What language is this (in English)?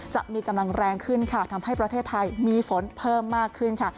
Thai